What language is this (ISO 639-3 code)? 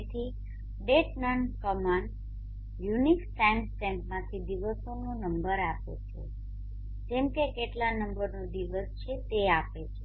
guj